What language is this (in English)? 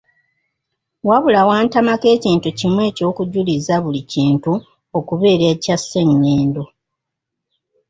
Ganda